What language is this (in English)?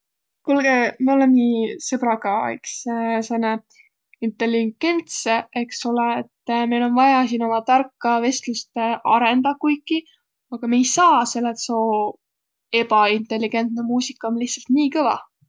Võro